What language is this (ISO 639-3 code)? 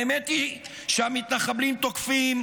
heb